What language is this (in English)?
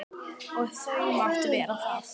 Icelandic